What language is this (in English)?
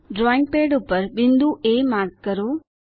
Gujarati